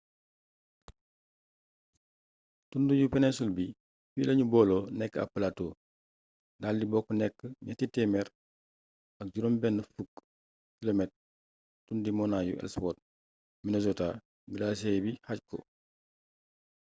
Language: Wolof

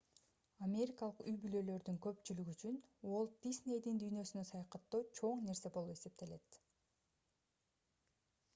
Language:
Kyrgyz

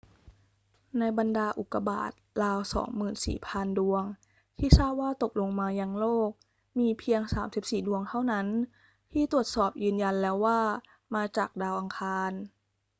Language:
Thai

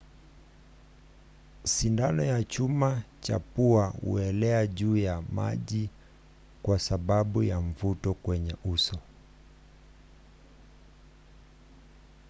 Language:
Swahili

